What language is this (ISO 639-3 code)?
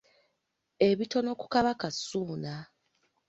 lug